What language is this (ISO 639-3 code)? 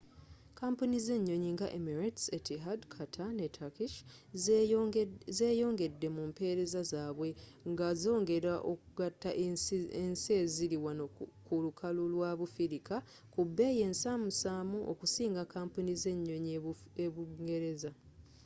lug